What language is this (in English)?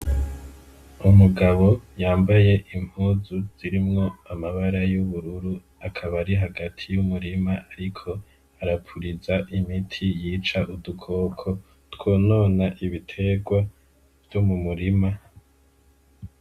Rundi